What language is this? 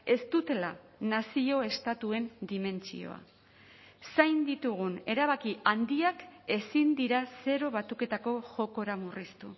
Basque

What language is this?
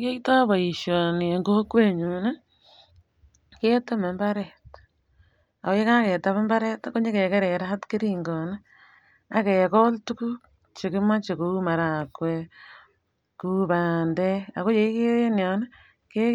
Kalenjin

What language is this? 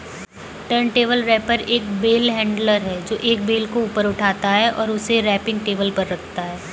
Hindi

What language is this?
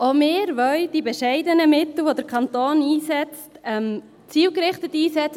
Swiss German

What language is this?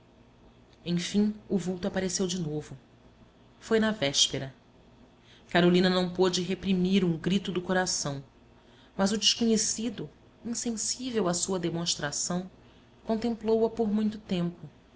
Portuguese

